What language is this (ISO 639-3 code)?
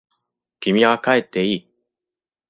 jpn